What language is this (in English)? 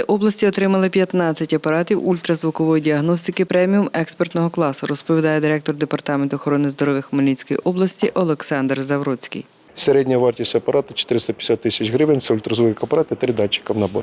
Ukrainian